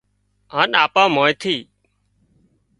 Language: Wadiyara Koli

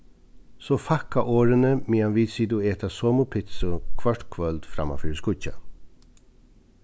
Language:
Faroese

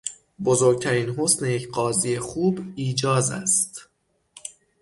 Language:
Persian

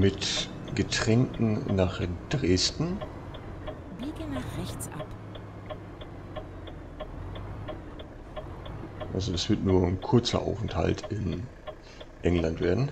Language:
German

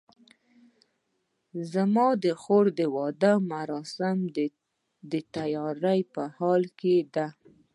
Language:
Pashto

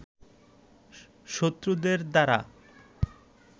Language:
Bangla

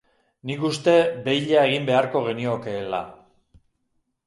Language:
Basque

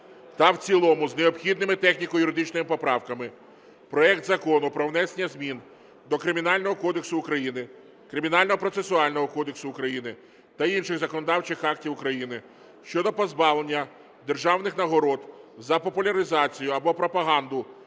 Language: Ukrainian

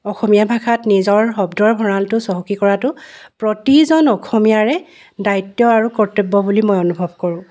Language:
Assamese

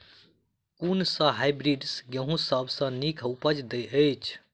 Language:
Maithili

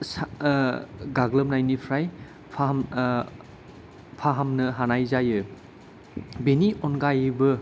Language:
Bodo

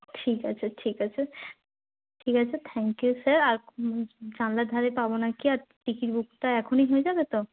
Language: Bangla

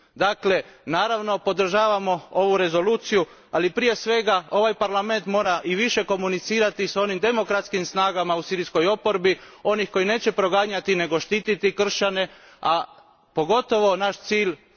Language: Croatian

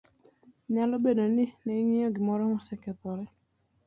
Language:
Luo (Kenya and Tanzania)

